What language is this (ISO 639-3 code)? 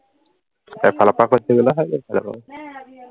asm